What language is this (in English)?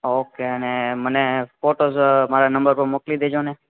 Gujarati